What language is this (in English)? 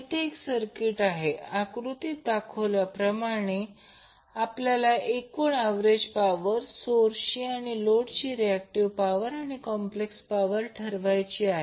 Marathi